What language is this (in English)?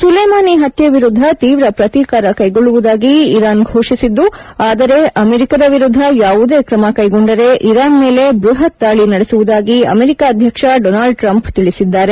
Kannada